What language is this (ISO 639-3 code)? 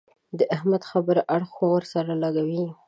pus